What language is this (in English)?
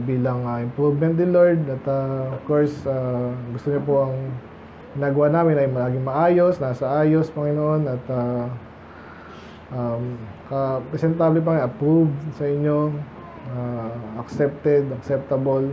Filipino